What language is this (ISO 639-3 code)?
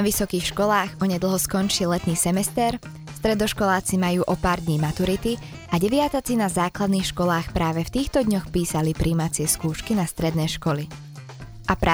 slk